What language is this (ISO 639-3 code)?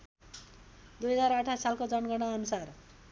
nep